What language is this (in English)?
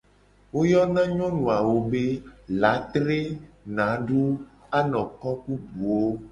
Gen